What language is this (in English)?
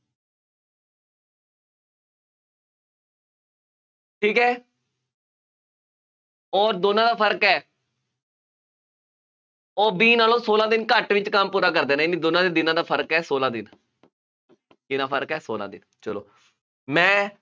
Punjabi